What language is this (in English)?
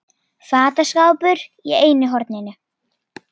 Icelandic